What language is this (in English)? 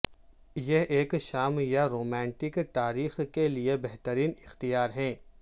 Urdu